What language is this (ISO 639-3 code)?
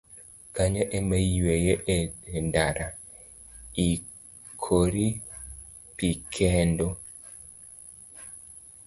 luo